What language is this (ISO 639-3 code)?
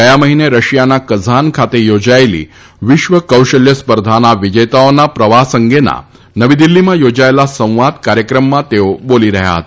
guj